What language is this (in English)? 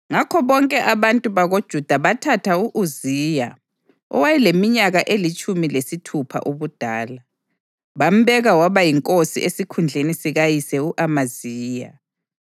North Ndebele